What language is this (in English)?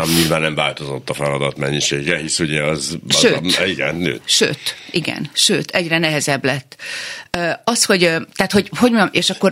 Hungarian